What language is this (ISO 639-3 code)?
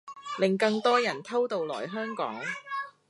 yue